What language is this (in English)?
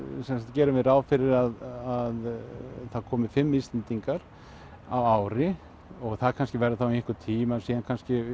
Icelandic